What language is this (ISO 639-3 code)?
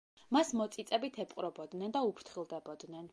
kat